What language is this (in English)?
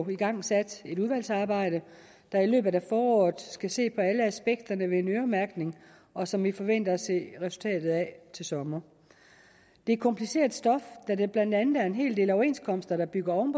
Danish